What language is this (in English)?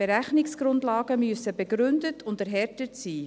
Swiss German